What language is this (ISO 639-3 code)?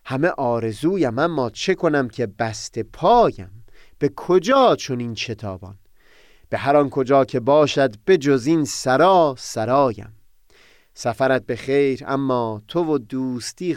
fas